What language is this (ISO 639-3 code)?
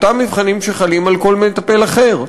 heb